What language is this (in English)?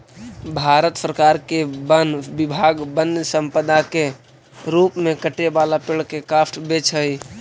Magahi